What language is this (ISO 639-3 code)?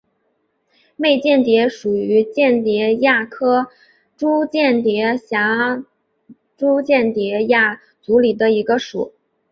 zho